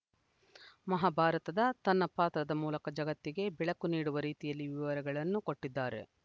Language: Kannada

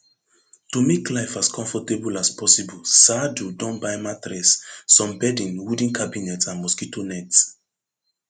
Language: Nigerian Pidgin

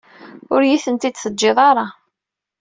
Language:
Kabyle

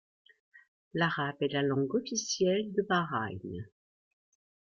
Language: French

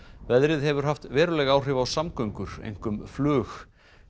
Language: Icelandic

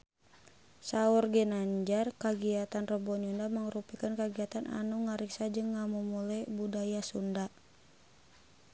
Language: Sundanese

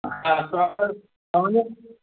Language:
Sindhi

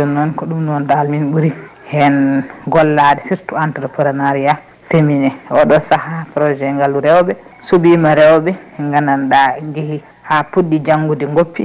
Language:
Fula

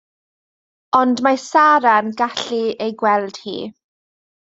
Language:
Welsh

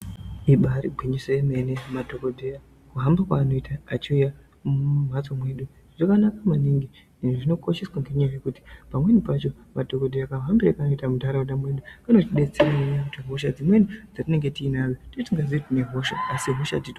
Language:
Ndau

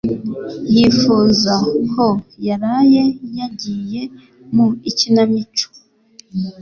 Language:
Kinyarwanda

